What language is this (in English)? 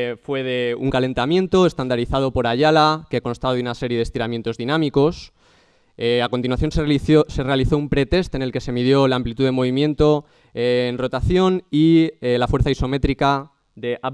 Spanish